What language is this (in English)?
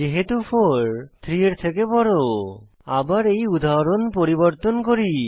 Bangla